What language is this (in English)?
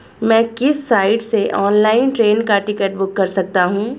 Hindi